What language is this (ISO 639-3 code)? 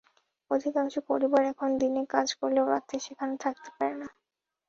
ben